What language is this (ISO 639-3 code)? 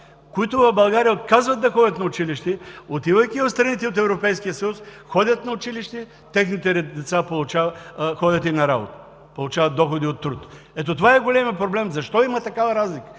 bul